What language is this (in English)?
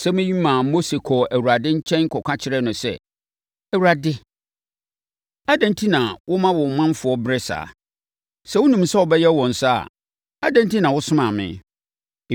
Akan